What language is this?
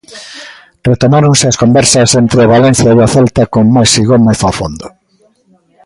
Galician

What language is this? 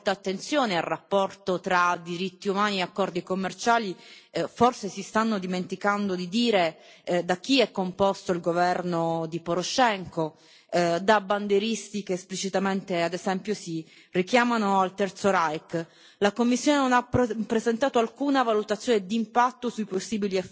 Italian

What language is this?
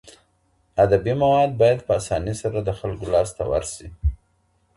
Pashto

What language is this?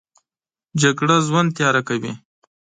Pashto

